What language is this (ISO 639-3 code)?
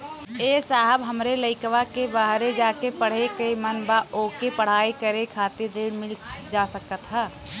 bho